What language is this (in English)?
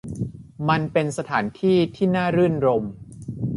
Thai